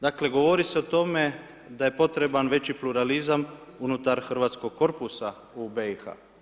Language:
Croatian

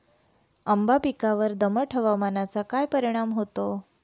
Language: Marathi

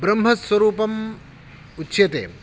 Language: Sanskrit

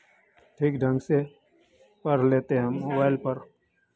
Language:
Hindi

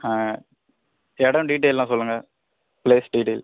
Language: Tamil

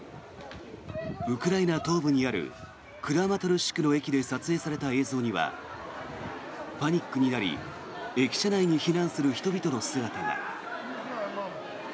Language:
Japanese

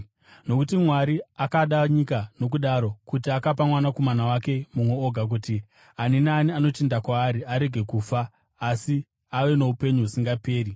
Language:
Shona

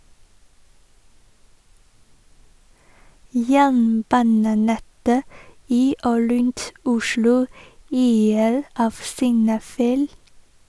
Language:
Norwegian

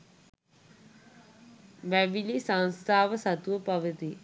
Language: Sinhala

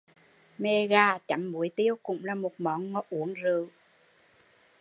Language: Vietnamese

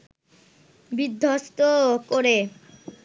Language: Bangla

